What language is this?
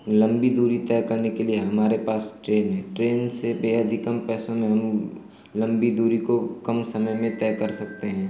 Hindi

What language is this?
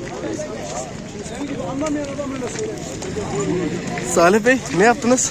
Turkish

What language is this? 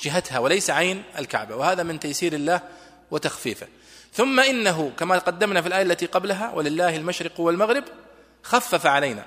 Arabic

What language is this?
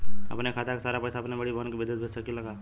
Bhojpuri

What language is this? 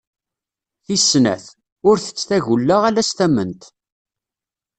Kabyle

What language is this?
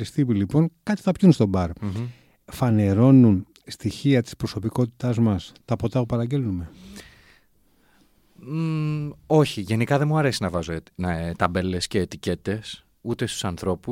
Greek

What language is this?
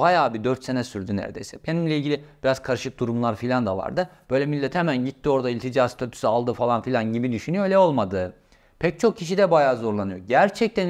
Turkish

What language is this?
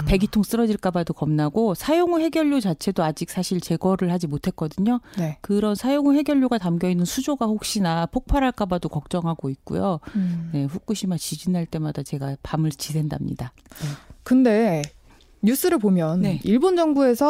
Korean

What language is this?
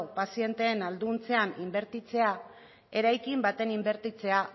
Basque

